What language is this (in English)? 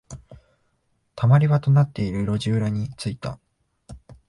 Japanese